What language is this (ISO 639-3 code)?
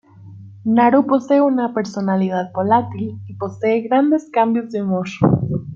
spa